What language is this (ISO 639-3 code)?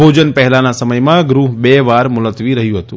guj